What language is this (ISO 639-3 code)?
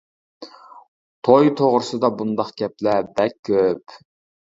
uig